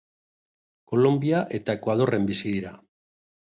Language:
Basque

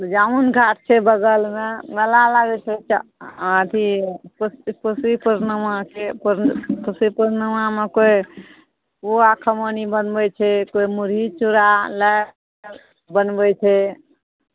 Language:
Maithili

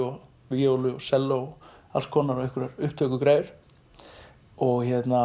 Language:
Icelandic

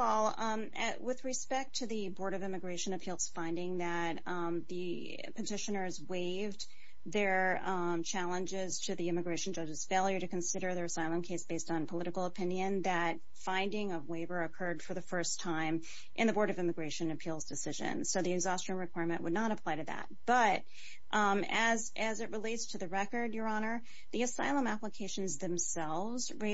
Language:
English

